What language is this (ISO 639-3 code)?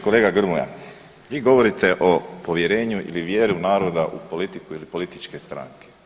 hrv